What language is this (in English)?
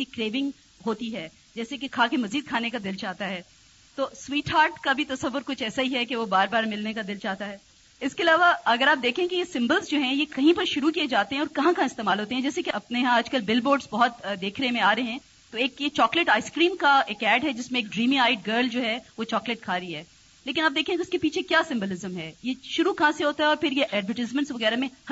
Urdu